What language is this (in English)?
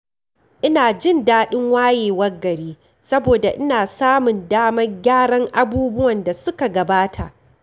Hausa